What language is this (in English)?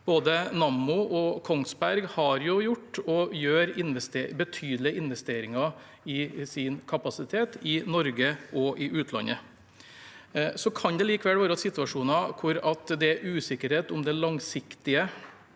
Norwegian